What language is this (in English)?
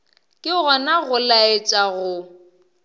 Northern Sotho